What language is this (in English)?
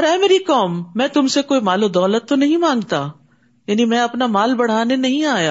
Urdu